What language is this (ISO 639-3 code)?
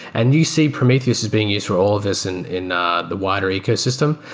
eng